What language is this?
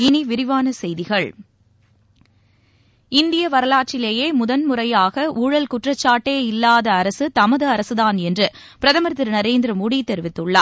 Tamil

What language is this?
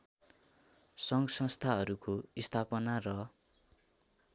Nepali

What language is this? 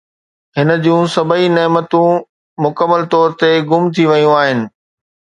Sindhi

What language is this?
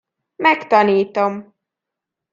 Hungarian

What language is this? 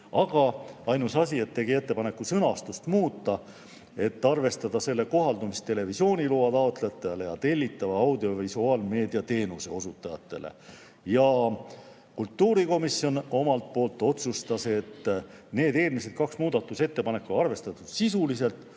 Estonian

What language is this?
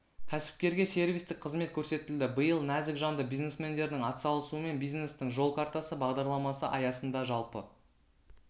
Kazakh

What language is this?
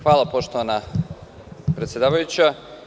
Serbian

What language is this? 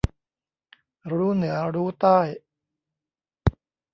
Thai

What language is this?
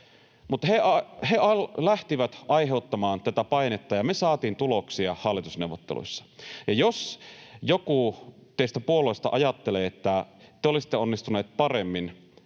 Finnish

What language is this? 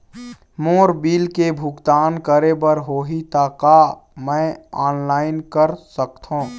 Chhattisgarhi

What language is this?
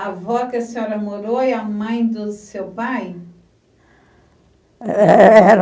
Portuguese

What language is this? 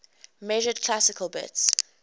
English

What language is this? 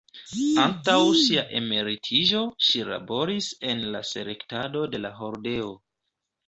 Esperanto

